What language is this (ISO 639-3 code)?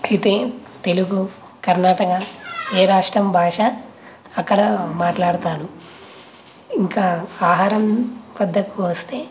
tel